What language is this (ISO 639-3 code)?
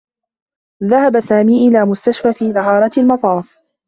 ara